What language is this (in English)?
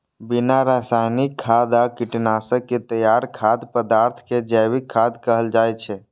Maithili